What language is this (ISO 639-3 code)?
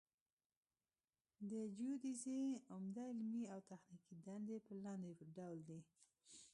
pus